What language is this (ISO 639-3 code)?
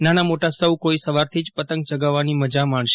guj